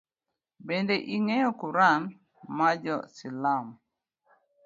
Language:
Luo (Kenya and Tanzania)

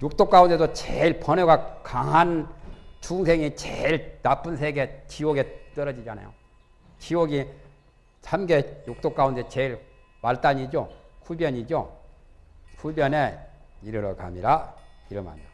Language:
Korean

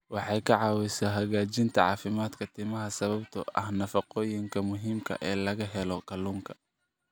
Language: Somali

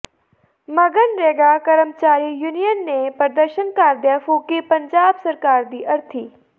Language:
Punjabi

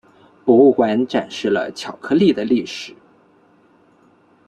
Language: Chinese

